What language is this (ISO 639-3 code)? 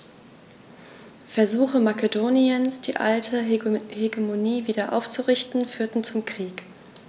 deu